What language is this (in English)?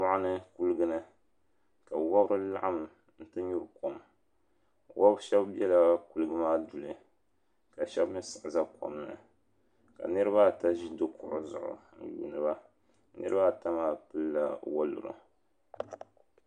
Dagbani